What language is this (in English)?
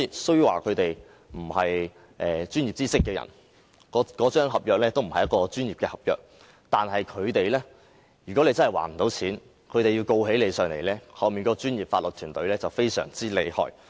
Cantonese